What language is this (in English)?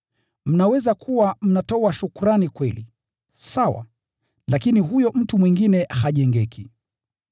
Swahili